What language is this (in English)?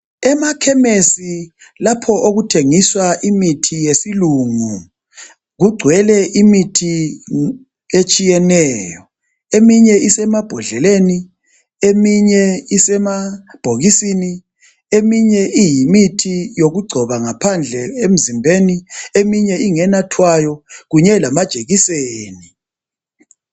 North Ndebele